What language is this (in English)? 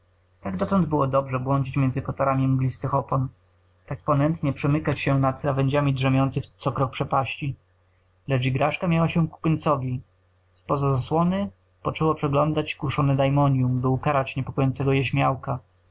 Polish